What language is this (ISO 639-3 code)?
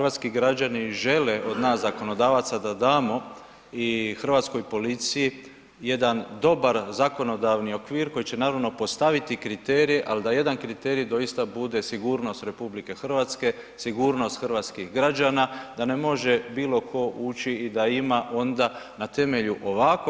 hrv